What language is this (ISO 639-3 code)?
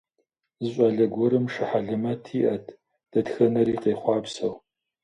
kbd